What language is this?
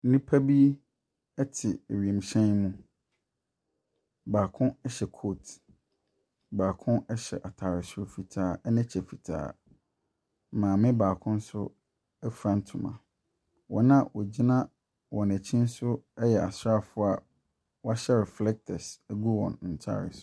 Akan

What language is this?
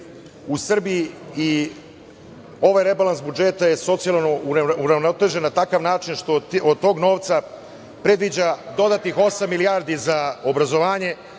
Serbian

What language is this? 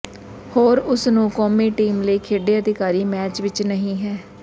Punjabi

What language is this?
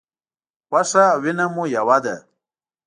Pashto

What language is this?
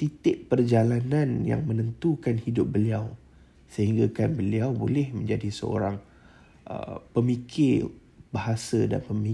Malay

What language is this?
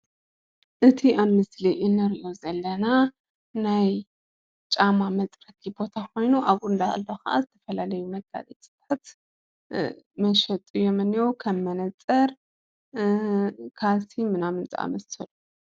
Tigrinya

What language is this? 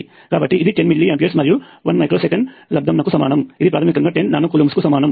Telugu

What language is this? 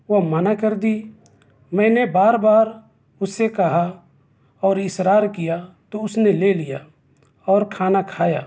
Urdu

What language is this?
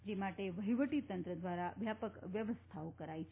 Gujarati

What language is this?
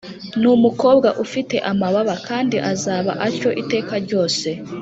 Kinyarwanda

